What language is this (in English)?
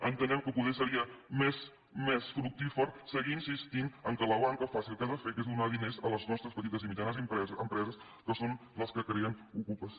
Catalan